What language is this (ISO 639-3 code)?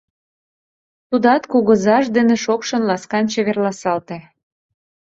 chm